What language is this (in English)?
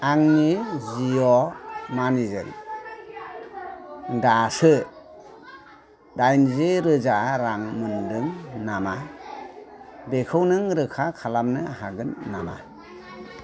Bodo